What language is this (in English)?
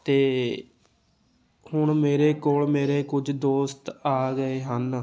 Punjabi